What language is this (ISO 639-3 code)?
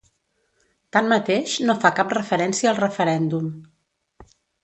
cat